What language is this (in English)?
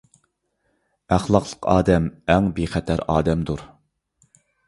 Uyghur